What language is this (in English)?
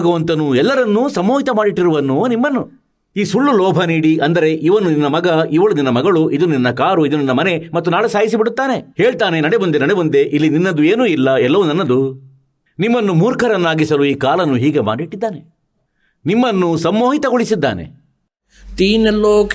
Kannada